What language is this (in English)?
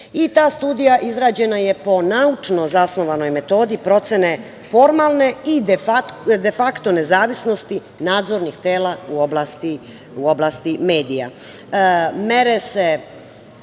Serbian